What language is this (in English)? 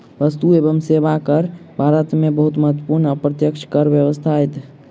Maithili